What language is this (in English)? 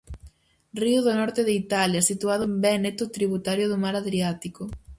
Galician